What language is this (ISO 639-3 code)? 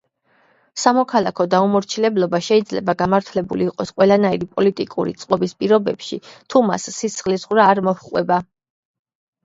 kat